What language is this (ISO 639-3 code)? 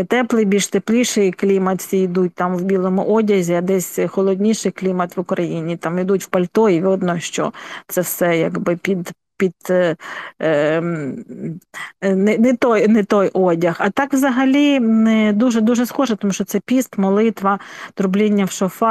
ukr